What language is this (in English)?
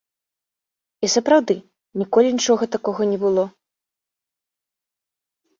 Belarusian